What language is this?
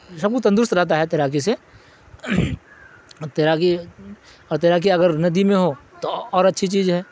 Urdu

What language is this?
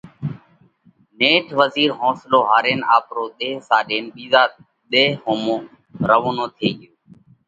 Parkari Koli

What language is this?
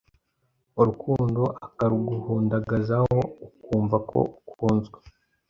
Kinyarwanda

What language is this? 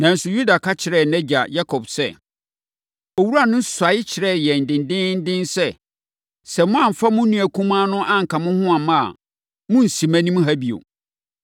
Akan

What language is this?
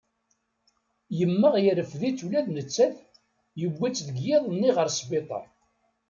Kabyle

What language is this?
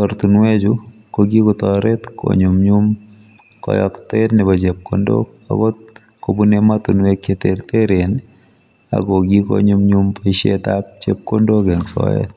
Kalenjin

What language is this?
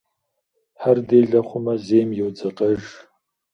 Kabardian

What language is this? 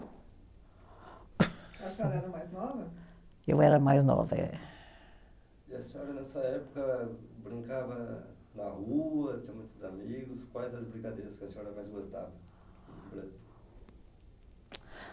Portuguese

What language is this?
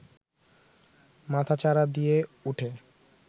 Bangla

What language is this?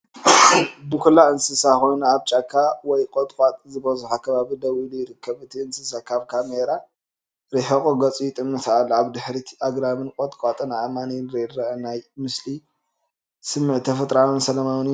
Tigrinya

